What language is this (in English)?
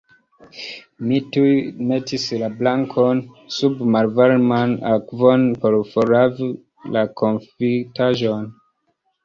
Esperanto